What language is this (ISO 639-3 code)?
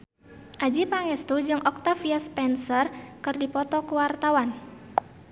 sun